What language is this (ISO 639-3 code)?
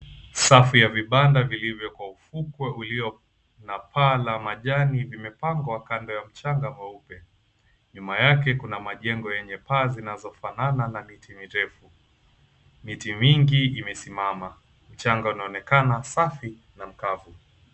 swa